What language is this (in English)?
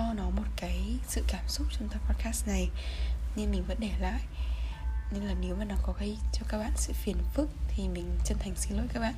Vietnamese